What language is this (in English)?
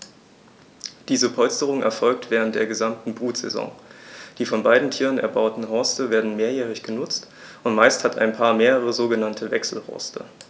German